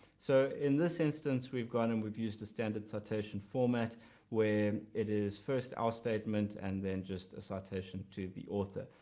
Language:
English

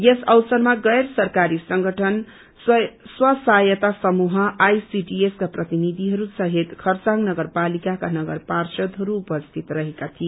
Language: Nepali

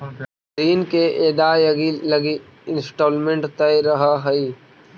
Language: Magahi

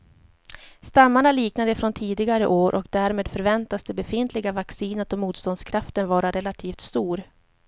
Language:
Swedish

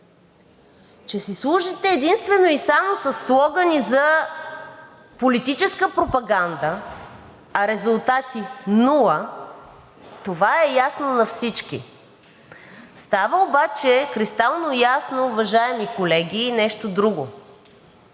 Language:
Bulgarian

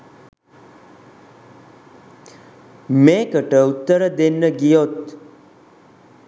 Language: Sinhala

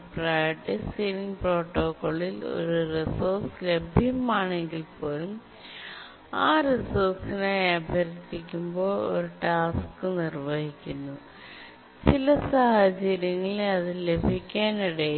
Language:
Malayalam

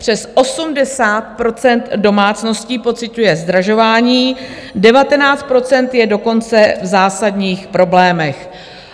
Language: Czech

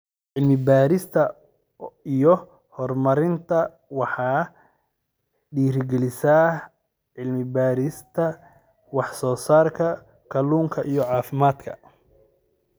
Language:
Somali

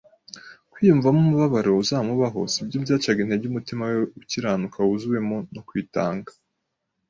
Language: Kinyarwanda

